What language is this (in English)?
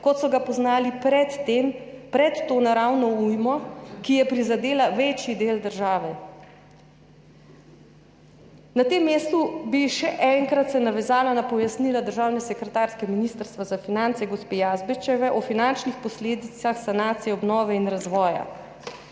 Slovenian